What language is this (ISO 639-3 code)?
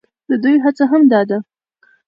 pus